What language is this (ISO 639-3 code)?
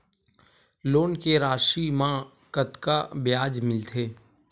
hne